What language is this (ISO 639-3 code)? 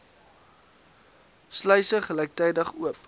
afr